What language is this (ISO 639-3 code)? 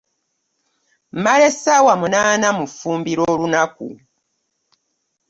lug